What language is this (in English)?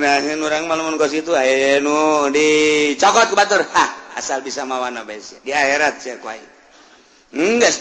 Indonesian